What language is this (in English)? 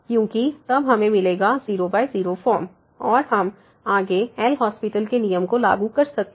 Hindi